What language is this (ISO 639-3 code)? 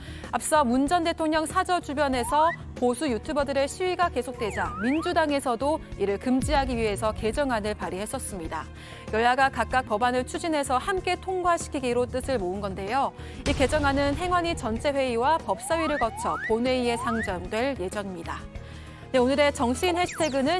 kor